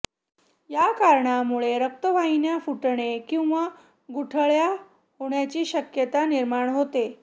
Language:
Marathi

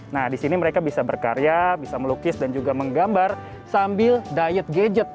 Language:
Indonesian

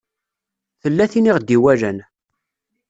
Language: Kabyle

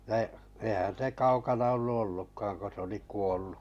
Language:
Finnish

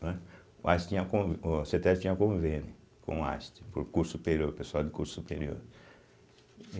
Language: Portuguese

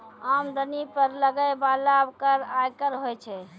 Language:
Maithili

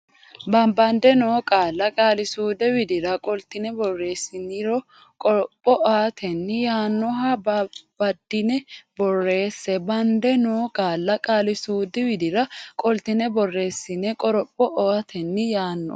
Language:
Sidamo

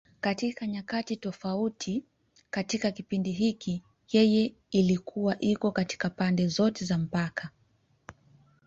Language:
Swahili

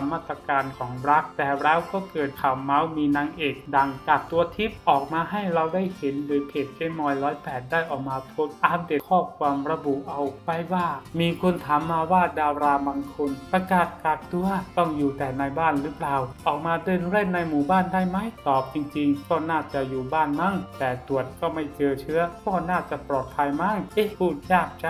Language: Thai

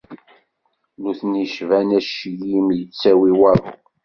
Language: Kabyle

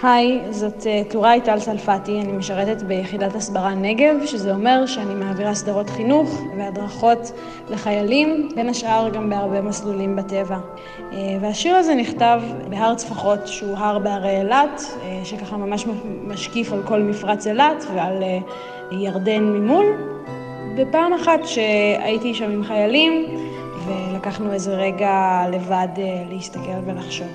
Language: Hebrew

